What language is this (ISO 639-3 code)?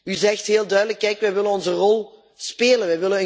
nld